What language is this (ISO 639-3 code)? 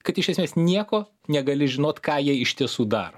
lit